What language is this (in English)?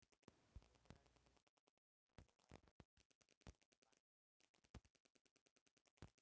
Bhojpuri